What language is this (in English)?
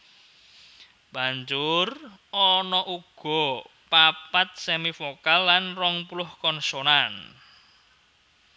Javanese